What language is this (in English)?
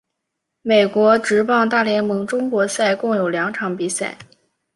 Chinese